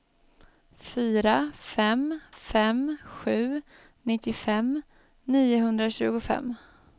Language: Swedish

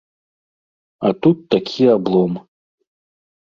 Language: Belarusian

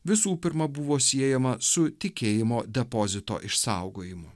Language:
Lithuanian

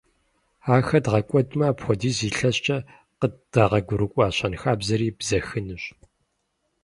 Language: Kabardian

